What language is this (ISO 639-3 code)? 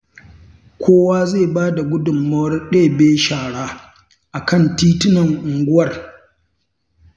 hau